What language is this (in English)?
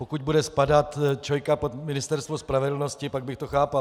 Czech